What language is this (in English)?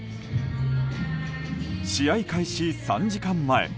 Japanese